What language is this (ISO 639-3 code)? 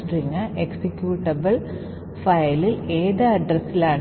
mal